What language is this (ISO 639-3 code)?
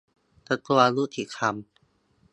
tha